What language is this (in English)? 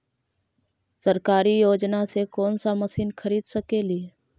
Magahi